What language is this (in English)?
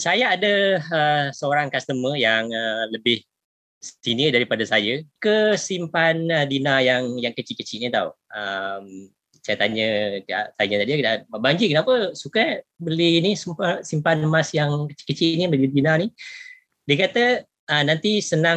Malay